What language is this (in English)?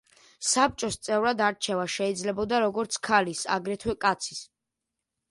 Georgian